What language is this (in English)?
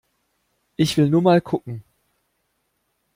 German